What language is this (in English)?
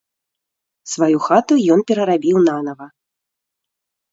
Belarusian